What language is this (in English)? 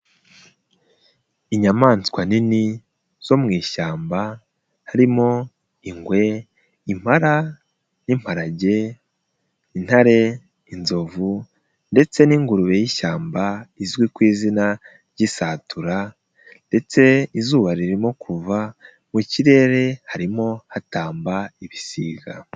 Kinyarwanda